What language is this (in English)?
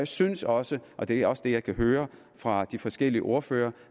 Danish